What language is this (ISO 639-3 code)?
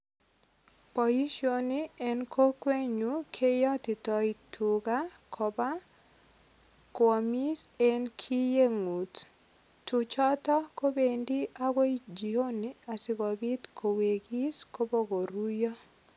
kln